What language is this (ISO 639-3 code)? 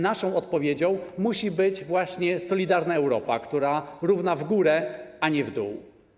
pol